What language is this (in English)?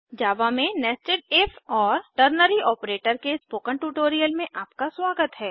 Hindi